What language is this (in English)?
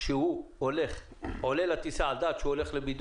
Hebrew